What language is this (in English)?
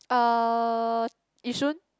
English